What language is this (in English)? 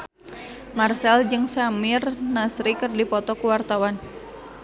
Sundanese